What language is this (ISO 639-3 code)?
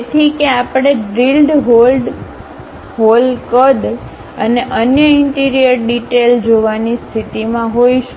guj